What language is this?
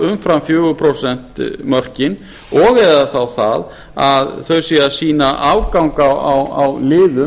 Icelandic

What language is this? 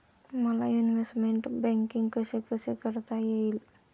Marathi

